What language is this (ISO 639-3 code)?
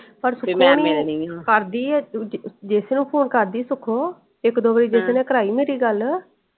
pan